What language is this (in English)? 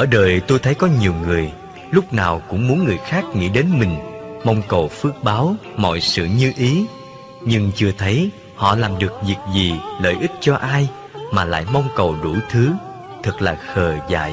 Vietnamese